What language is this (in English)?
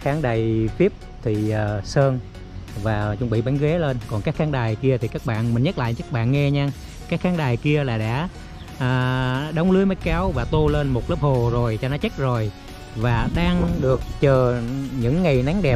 Vietnamese